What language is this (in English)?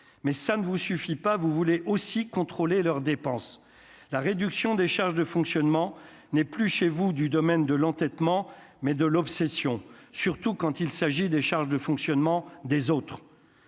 French